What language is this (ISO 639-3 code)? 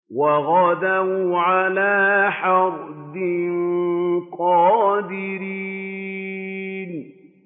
ara